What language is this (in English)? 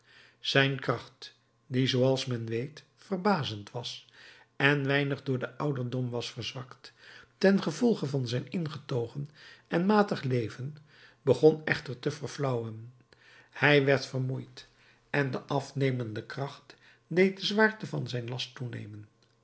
Dutch